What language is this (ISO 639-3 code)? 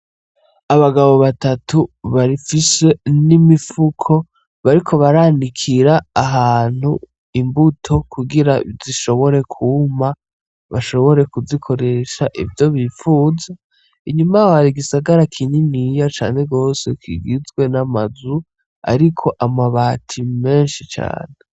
run